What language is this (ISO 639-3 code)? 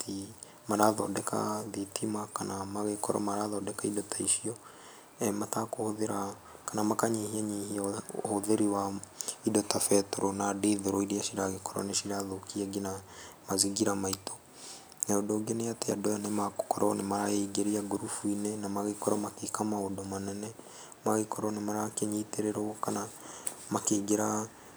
kik